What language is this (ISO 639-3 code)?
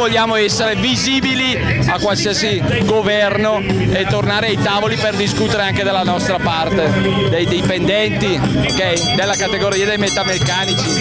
ita